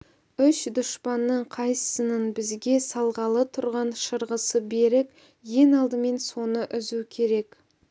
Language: Kazakh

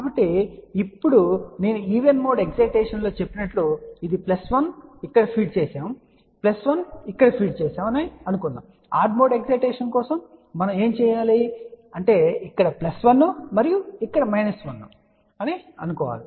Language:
Telugu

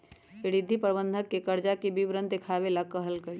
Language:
Magahi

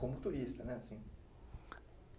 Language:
Portuguese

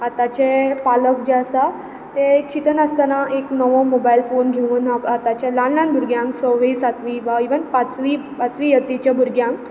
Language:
Konkani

